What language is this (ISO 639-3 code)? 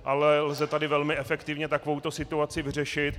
ces